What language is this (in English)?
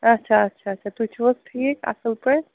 Kashmiri